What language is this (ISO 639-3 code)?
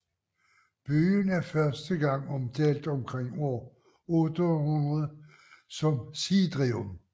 dan